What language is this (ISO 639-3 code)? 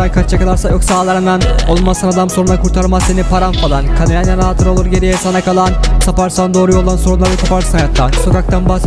tur